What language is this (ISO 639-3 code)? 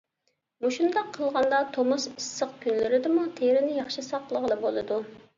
uig